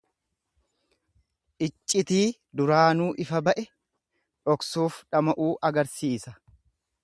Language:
Oromo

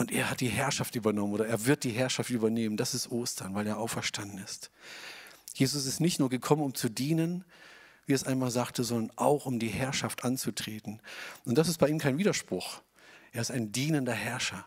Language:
German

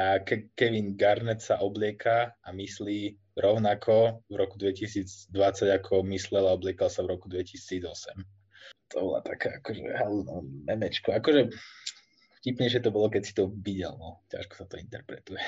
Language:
Slovak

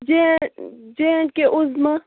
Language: Kashmiri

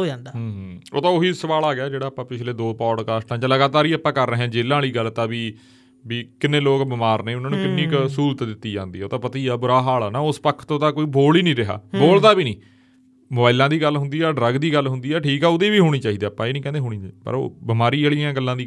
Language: Punjabi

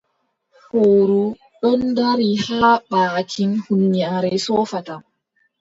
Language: Adamawa Fulfulde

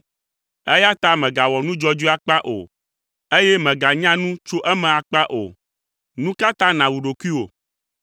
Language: Ewe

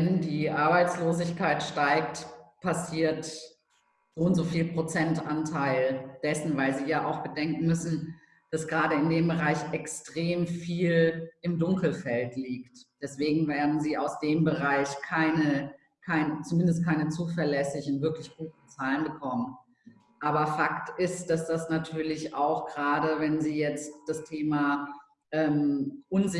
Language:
German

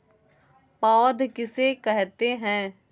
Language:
Hindi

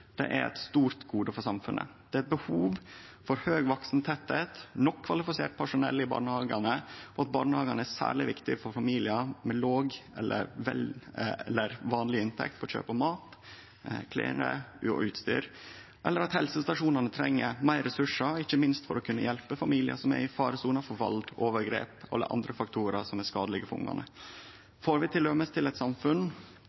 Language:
Norwegian Nynorsk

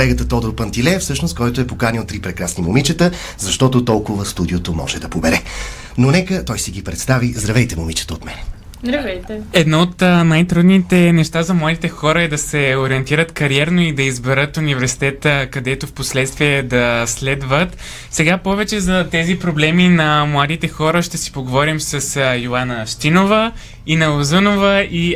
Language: Bulgarian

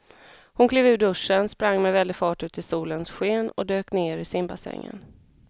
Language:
Swedish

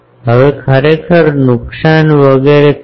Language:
Gujarati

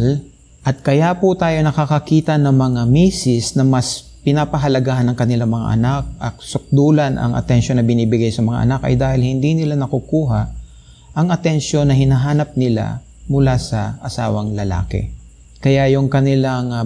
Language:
Filipino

